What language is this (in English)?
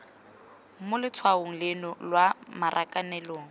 Tswana